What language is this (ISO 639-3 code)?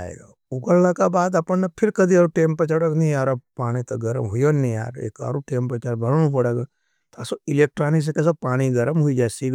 noe